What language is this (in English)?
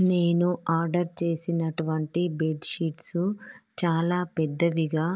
Telugu